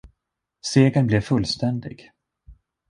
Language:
Swedish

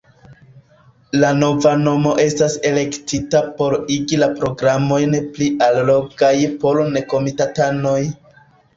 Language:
Esperanto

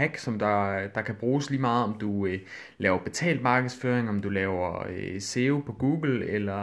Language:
Danish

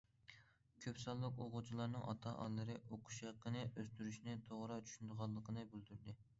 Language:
Uyghur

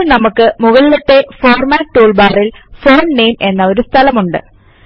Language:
Malayalam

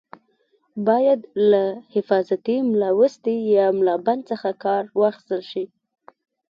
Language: Pashto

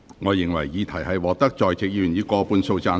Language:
Cantonese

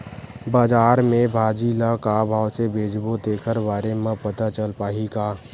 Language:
Chhattisgarhi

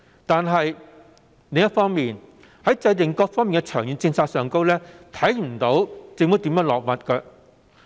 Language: Cantonese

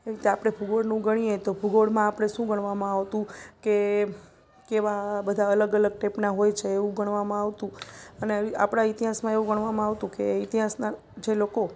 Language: Gujarati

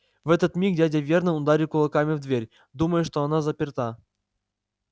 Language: Russian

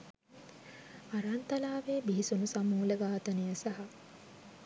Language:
Sinhala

